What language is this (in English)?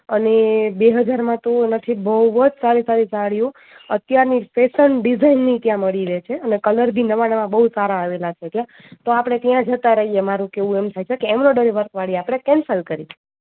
Gujarati